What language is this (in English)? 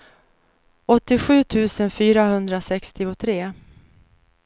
Swedish